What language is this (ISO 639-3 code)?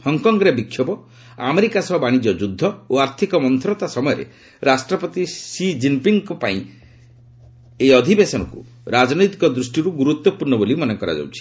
ori